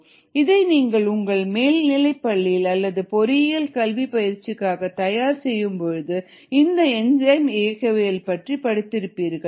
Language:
Tamil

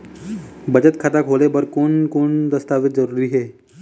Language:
Chhattisgarhi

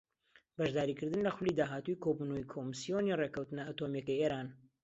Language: Central Kurdish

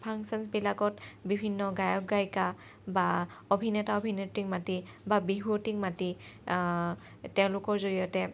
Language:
Assamese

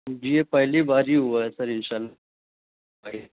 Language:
Urdu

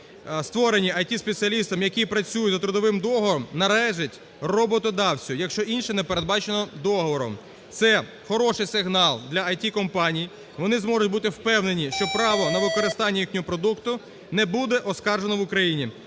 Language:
Ukrainian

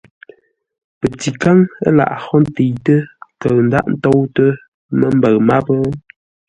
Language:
Ngombale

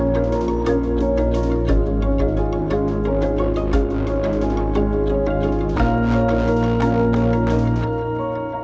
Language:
Thai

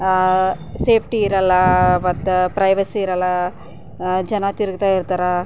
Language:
Kannada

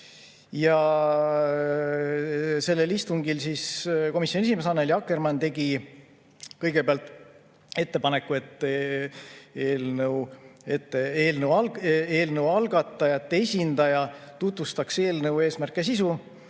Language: Estonian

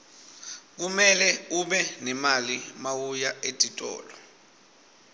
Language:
Swati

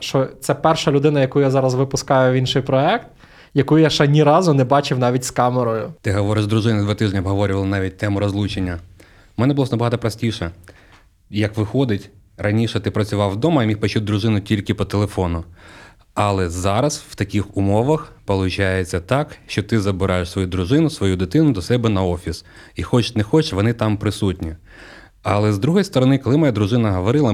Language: Ukrainian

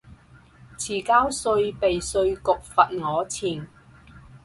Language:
Cantonese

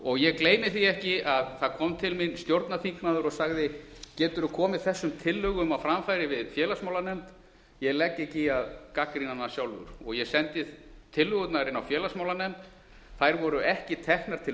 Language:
Icelandic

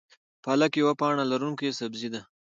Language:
Pashto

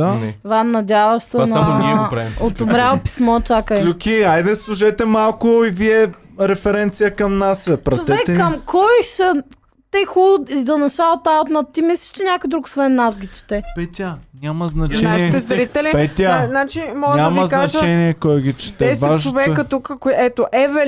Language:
Bulgarian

